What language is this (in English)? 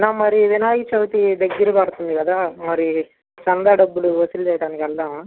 Telugu